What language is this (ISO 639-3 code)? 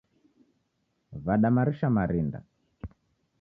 dav